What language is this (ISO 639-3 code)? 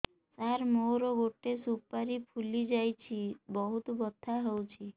ori